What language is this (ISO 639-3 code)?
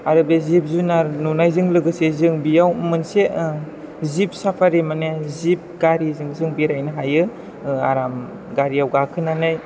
brx